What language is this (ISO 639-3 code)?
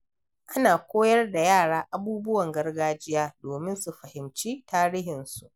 hau